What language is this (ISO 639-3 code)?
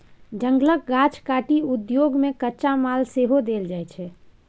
mai